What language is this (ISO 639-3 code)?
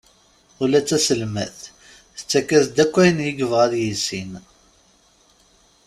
kab